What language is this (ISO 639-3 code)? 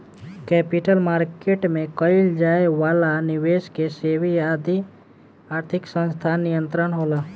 bho